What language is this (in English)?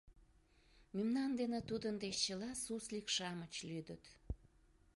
Mari